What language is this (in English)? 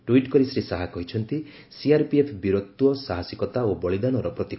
Odia